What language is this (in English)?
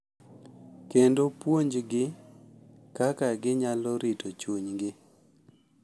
Luo (Kenya and Tanzania)